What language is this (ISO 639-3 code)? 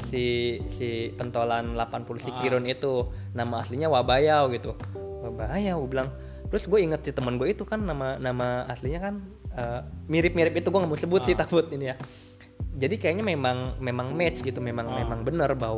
ind